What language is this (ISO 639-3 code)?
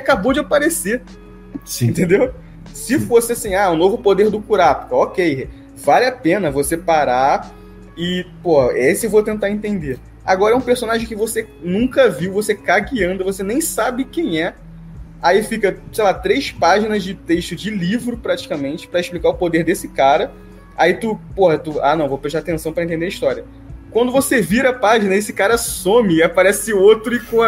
por